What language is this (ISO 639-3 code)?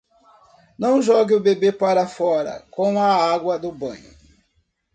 por